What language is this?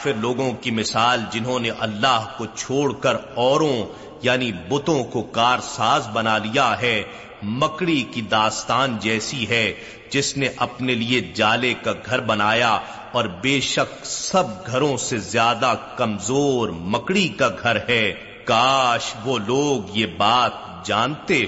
Urdu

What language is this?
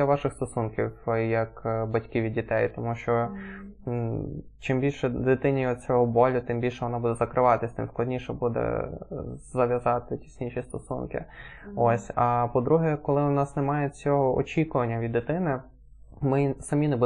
Ukrainian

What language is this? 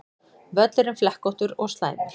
Icelandic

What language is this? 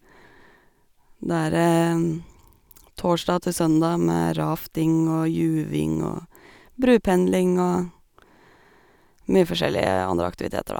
Norwegian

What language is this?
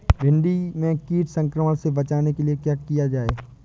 Hindi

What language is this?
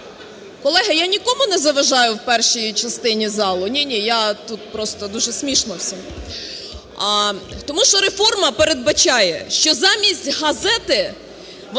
Ukrainian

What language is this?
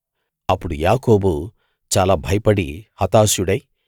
Telugu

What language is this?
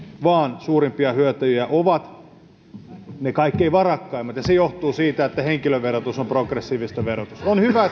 Finnish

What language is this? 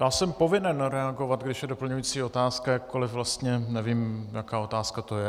Czech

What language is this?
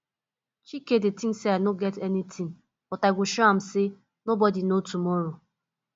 Nigerian Pidgin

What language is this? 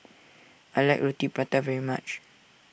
English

